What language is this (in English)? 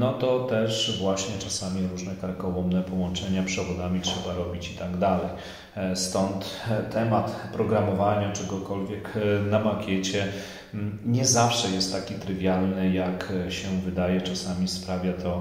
Polish